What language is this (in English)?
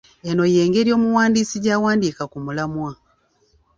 Ganda